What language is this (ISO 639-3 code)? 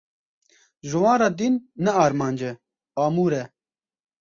kur